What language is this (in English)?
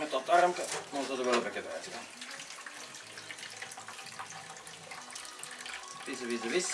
Dutch